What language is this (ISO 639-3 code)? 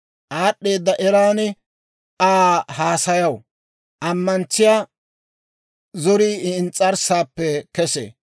dwr